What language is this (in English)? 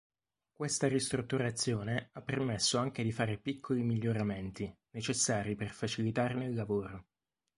Italian